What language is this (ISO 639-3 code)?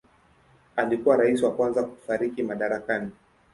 swa